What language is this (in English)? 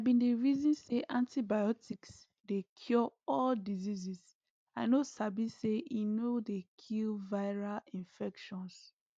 Nigerian Pidgin